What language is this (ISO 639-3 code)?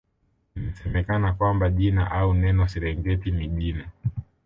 swa